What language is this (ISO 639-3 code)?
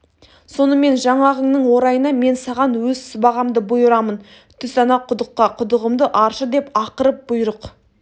kaz